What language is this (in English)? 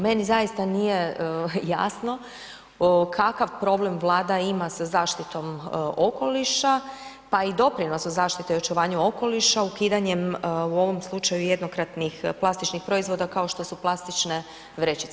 Croatian